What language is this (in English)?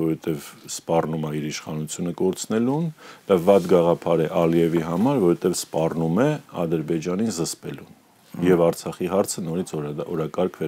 Romanian